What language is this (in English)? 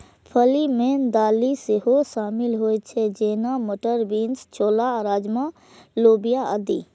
Maithili